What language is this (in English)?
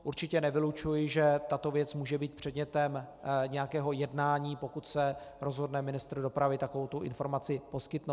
Czech